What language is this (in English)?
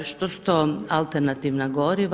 Croatian